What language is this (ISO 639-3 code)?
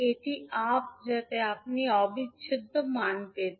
ben